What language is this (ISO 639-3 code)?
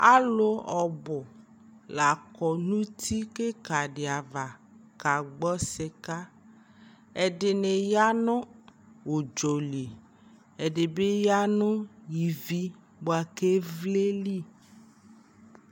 kpo